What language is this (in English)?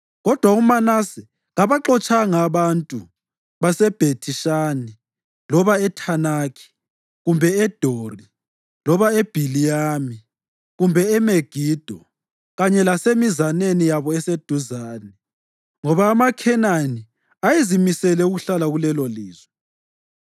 North Ndebele